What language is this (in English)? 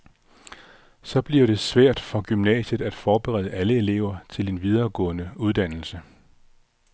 Danish